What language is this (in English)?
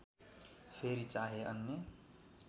Nepali